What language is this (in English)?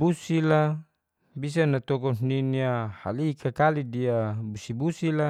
Geser-Gorom